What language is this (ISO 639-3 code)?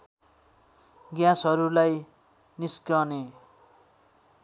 nep